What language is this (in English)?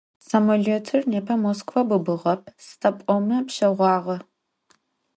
Adyghe